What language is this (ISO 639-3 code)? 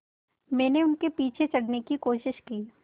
hin